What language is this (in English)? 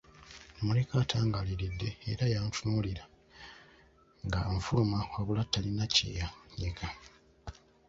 Ganda